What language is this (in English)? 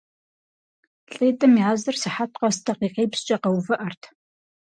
Kabardian